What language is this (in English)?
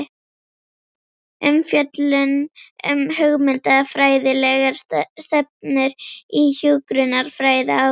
Icelandic